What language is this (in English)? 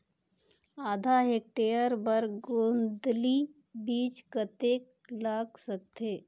Chhattisgarhi